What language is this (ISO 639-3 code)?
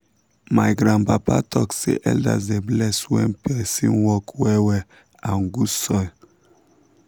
pcm